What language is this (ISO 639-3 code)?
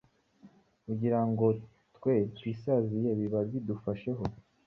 kin